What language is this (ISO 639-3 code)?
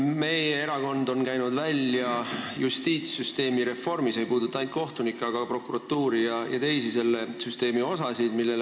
est